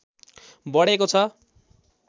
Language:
Nepali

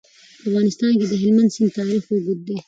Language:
Pashto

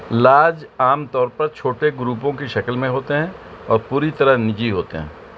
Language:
Urdu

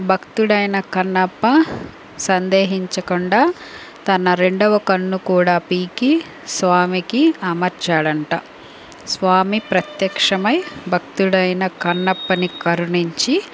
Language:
Telugu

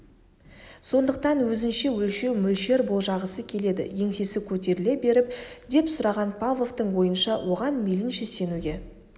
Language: Kazakh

